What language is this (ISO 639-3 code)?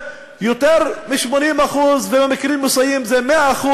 heb